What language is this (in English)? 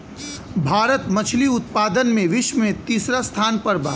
Bhojpuri